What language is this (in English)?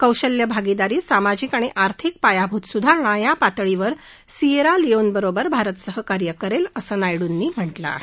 Marathi